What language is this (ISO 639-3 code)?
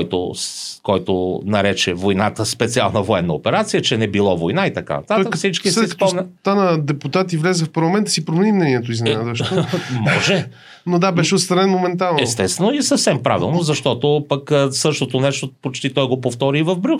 bul